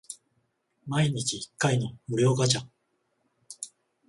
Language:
Japanese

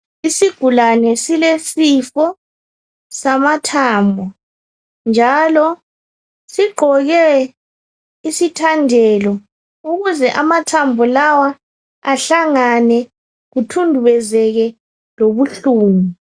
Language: North Ndebele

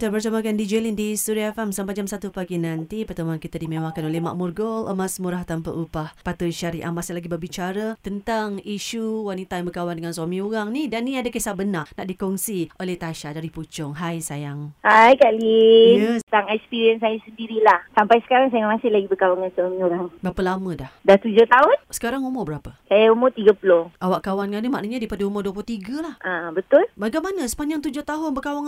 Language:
Malay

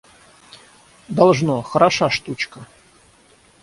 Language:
Russian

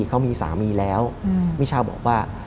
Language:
Thai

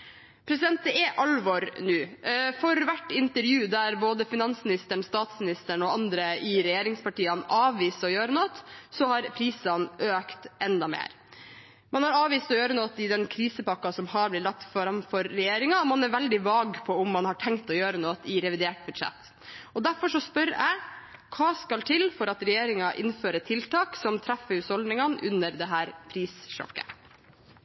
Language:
Norwegian Bokmål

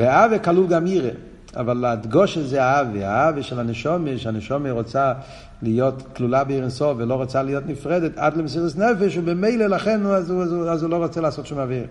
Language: Hebrew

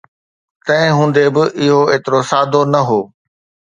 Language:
Sindhi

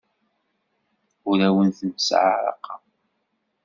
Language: Kabyle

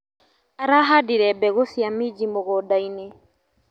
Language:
Kikuyu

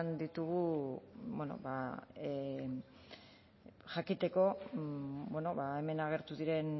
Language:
Basque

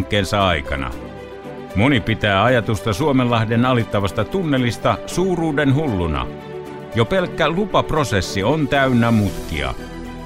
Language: Finnish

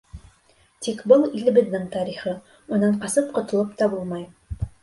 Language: Bashkir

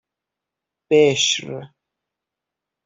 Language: Persian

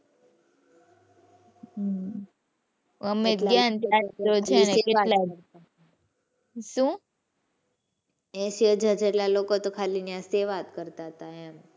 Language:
Gujarati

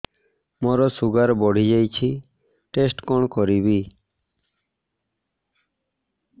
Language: Odia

